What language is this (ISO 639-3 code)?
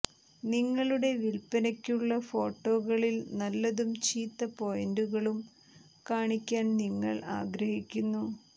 mal